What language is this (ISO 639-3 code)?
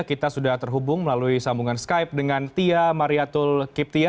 ind